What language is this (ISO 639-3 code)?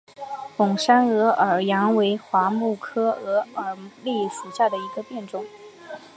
zho